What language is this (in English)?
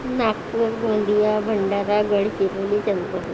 Marathi